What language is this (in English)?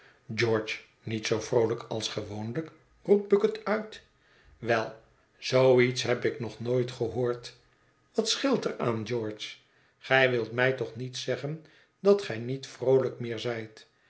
Dutch